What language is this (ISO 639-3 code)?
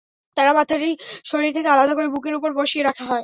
ben